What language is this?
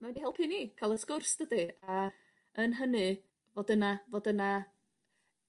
Welsh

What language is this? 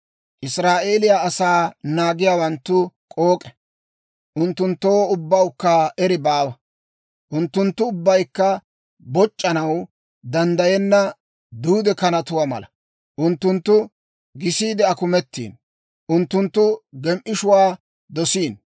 Dawro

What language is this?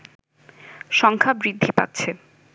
Bangla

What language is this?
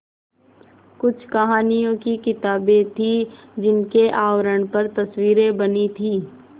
Hindi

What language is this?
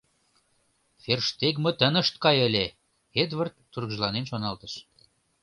Mari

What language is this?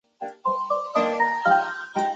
Chinese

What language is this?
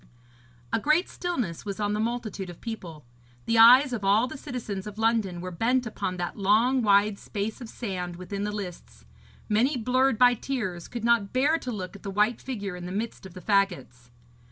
English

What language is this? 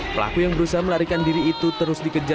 Indonesian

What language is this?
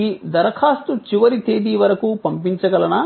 Telugu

